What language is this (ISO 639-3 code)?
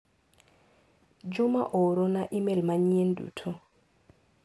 luo